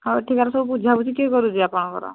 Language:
Odia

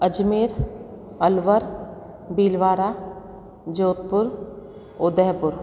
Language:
Sindhi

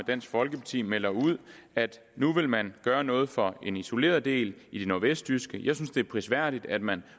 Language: Danish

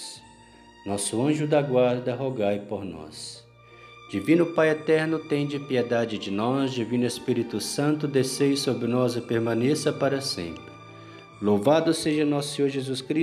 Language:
Portuguese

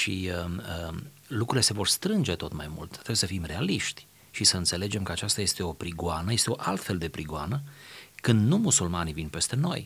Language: Romanian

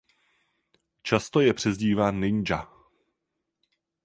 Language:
Czech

